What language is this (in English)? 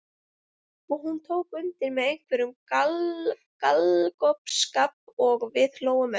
Icelandic